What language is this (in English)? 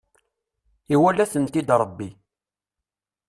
Kabyle